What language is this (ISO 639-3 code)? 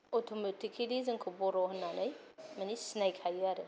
brx